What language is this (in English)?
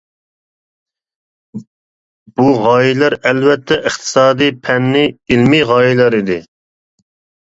Uyghur